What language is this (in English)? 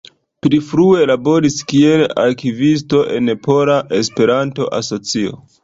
Esperanto